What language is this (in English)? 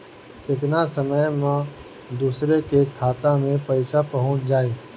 Bhojpuri